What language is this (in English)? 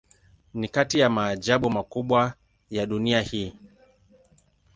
Swahili